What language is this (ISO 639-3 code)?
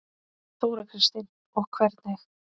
isl